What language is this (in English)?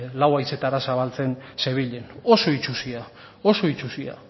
Basque